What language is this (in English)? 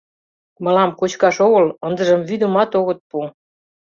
Mari